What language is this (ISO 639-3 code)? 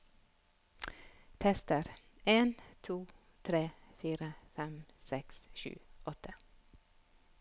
nor